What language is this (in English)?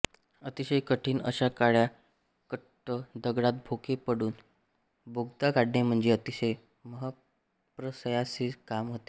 Marathi